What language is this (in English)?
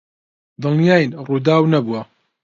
Central Kurdish